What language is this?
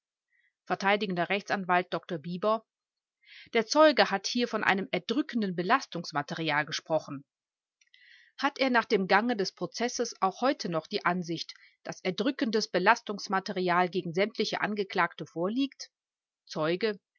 German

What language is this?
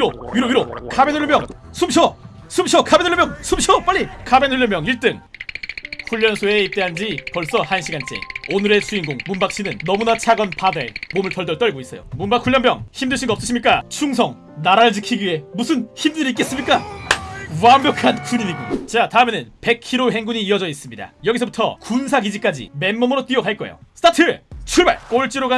Korean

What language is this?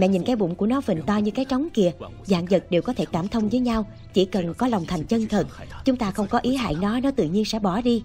Vietnamese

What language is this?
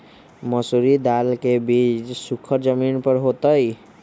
Magahi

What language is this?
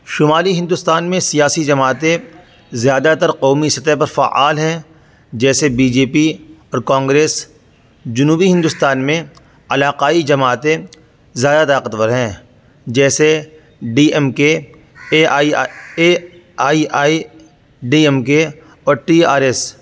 Urdu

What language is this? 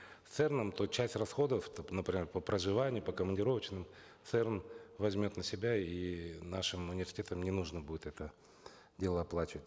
Kazakh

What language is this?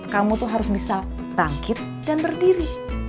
Indonesian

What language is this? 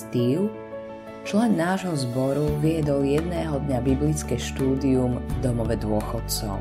Slovak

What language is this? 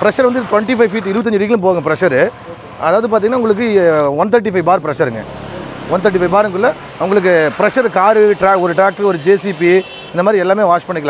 Indonesian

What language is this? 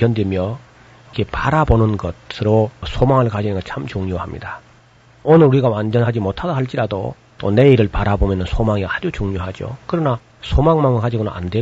Korean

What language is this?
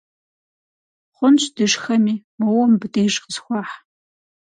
Kabardian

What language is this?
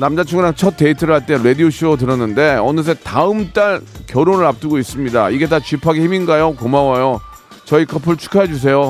Korean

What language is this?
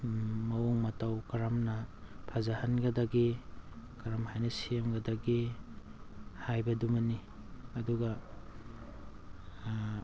Manipuri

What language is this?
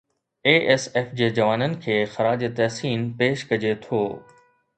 Sindhi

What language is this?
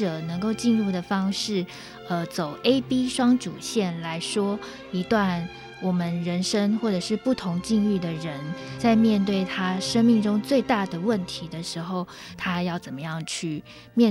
Chinese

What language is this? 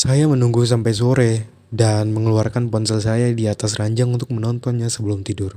Indonesian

